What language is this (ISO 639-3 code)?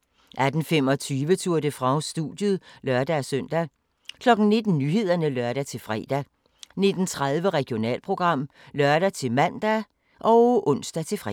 dan